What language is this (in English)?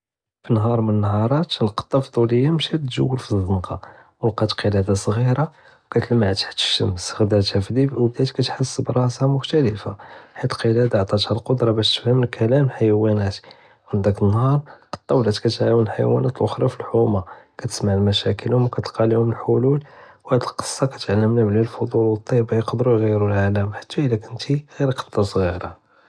Judeo-Arabic